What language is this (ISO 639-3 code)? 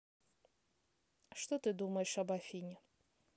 rus